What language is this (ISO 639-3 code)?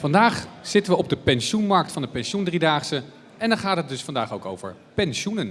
nld